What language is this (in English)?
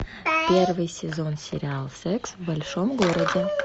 Russian